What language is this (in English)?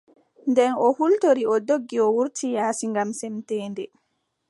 Adamawa Fulfulde